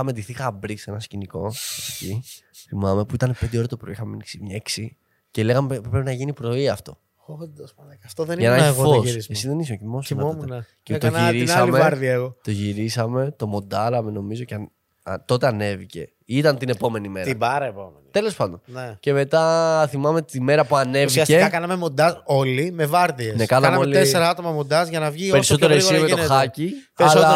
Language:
Greek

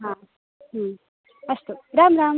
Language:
Sanskrit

